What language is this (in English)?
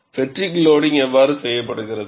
Tamil